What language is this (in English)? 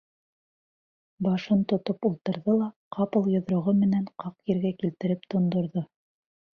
Bashkir